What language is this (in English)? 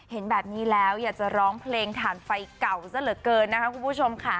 Thai